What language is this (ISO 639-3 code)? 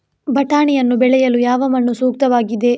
kan